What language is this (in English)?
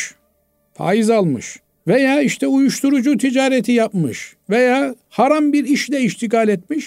Turkish